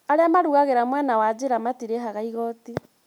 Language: Kikuyu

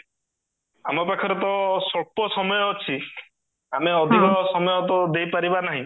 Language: Odia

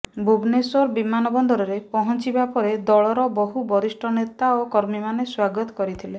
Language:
Odia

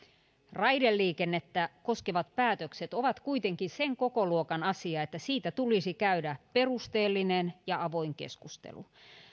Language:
Finnish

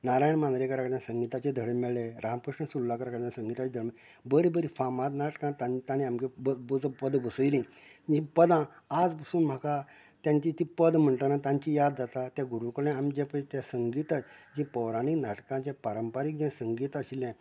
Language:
Konkani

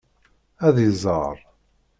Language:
Kabyle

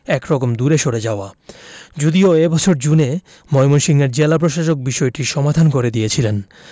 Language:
Bangla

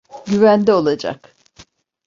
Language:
Turkish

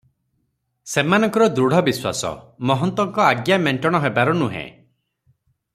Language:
Odia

